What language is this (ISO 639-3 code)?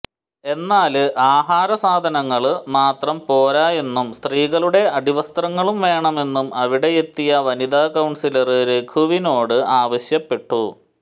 mal